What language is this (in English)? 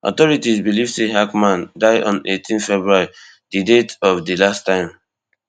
Nigerian Pidgin